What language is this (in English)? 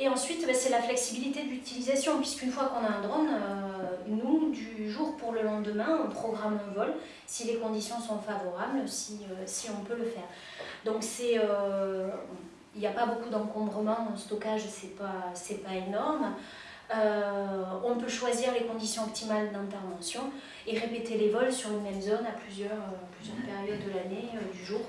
French